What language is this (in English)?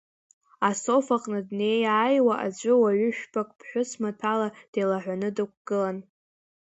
Abkhazian